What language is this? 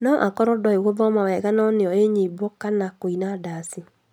Kikuyu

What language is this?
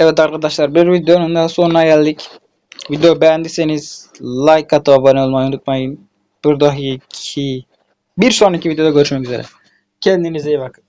Turkish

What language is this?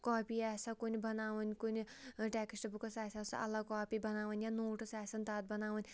Kashmiri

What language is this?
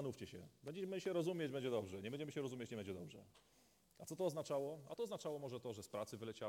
Polish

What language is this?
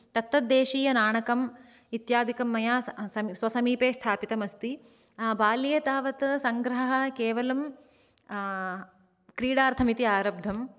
Sanskrit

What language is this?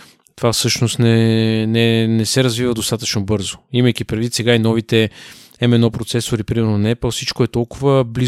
Bulgarian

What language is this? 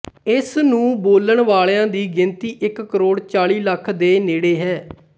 Punjabi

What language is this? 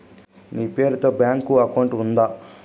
Telugu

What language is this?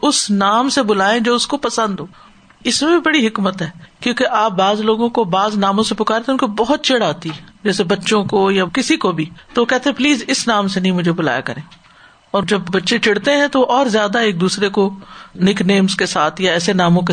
Urdu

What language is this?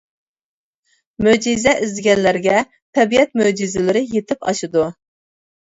Uyghur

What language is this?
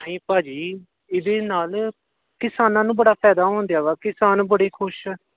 Punjabi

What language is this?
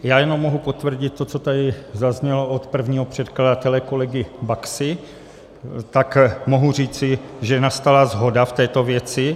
Czech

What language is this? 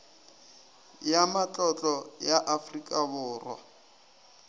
Northern Sotho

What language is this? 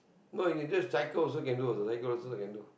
English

